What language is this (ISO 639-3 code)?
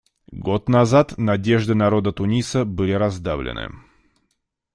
rus